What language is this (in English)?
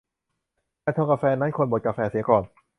Thai